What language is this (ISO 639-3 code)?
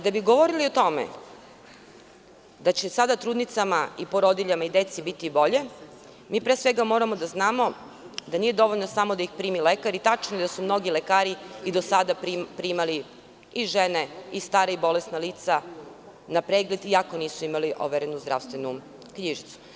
srp